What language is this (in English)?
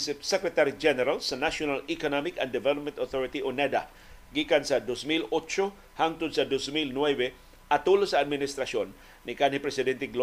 Filipino